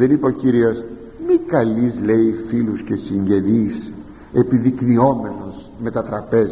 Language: Greek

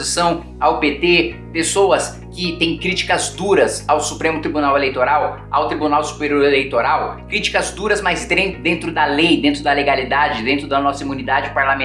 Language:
Portuguese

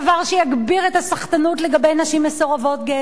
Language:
Hebrew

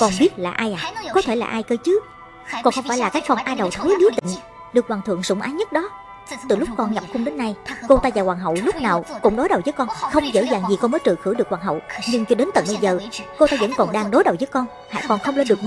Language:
Vietnamese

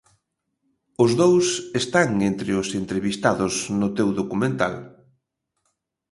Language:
Galician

